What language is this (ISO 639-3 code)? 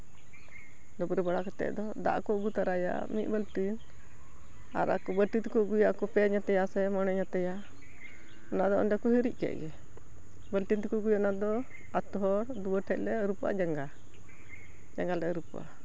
sat